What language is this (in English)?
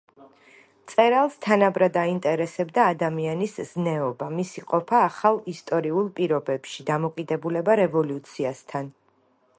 Georgian